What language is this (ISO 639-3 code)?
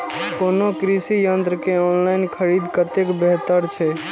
mai